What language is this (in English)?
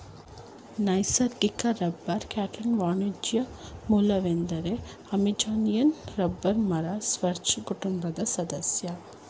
Kannada